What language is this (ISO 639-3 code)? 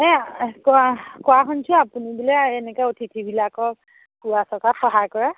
asm